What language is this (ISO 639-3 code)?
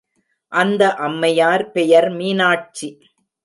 tam